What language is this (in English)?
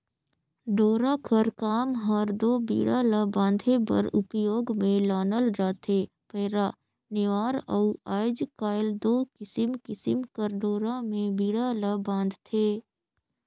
Chhattisgarhi